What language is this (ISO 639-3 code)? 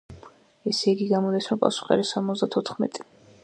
kat